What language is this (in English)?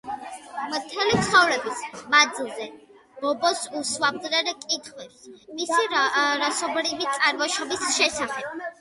Georgian